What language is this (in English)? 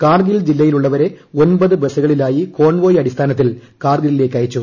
Malayalam